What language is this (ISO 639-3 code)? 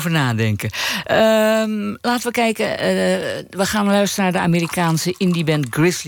nld